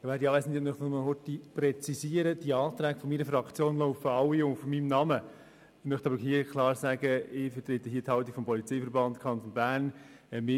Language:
Swiss German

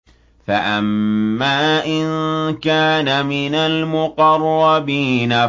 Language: Arabic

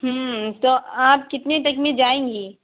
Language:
Urdu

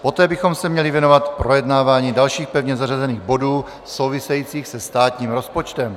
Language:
Czech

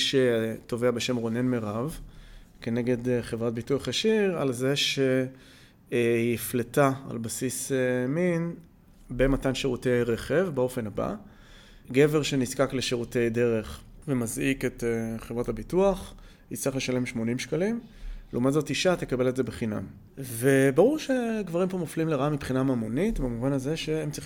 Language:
Hebrew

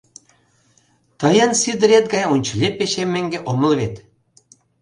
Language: Mari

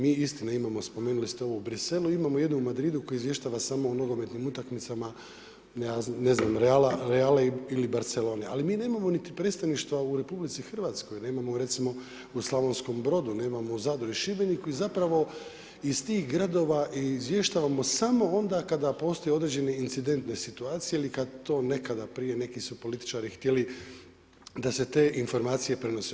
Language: Croatian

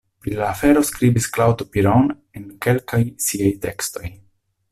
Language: Esperanto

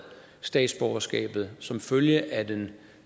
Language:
Danish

